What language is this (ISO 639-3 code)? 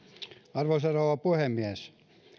fin